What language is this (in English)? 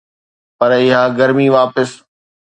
Sindhi